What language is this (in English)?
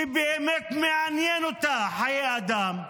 Hebrew